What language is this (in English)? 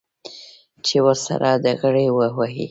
Pashto